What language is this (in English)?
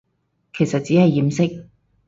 Cantonese